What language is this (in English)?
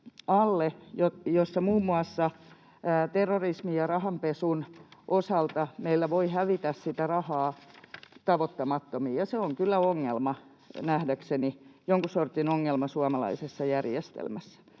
Finnish